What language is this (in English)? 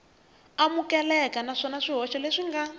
Tsonga